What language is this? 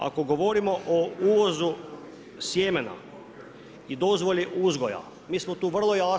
Croatian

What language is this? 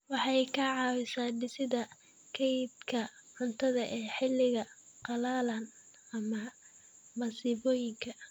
Somali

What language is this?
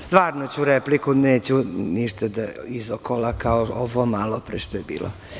Serbian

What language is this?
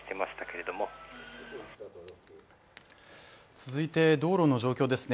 Japanese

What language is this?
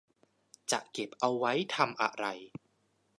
Thai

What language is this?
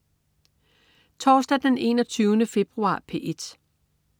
Danish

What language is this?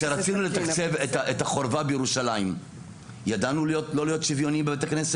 Hebrew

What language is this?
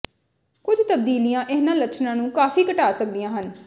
Punjabi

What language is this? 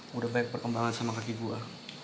Indonesian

